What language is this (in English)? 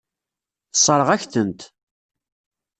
Kabyle